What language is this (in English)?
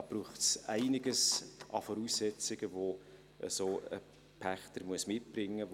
Swiss German